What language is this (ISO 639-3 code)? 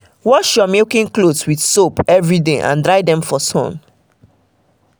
pcm